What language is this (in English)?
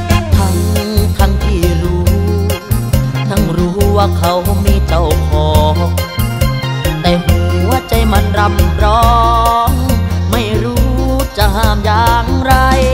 Thai